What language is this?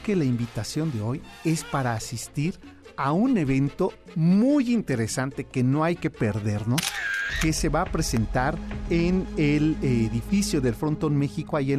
Spanish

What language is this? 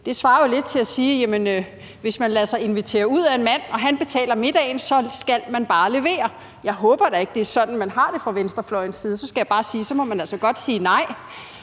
Danish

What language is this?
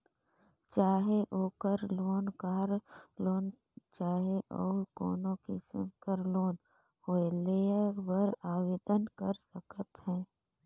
Chhattisgarhi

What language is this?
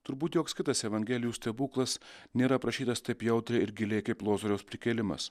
Lithuanian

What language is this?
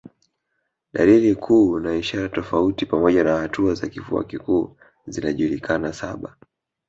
Swahili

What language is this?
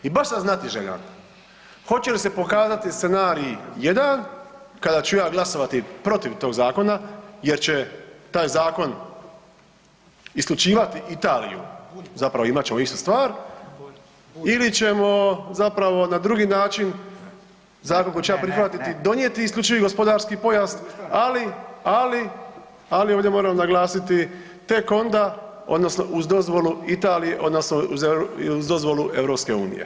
Croatian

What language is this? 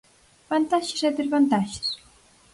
Galician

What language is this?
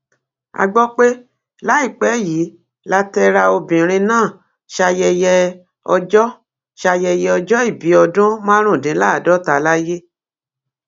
Yoruba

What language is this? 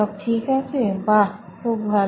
Bangla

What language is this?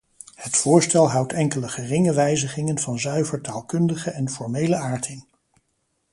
Dutch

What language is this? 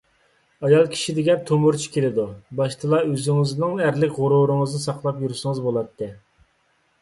Uyghur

